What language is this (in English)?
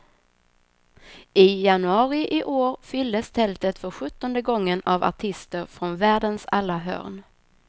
Swedish